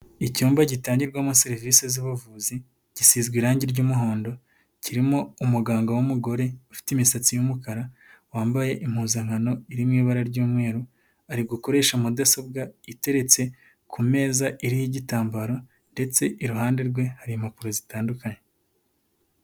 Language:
Kinyarwanda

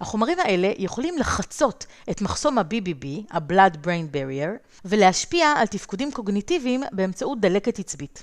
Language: Hebrew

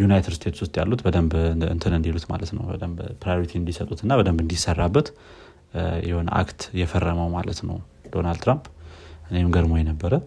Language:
Amharic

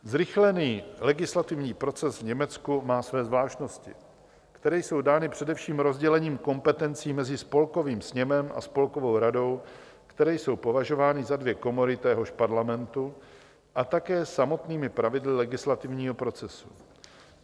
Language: Czech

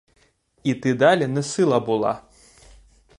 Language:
Ukrainian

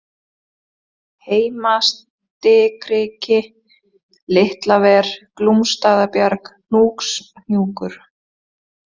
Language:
Icelandic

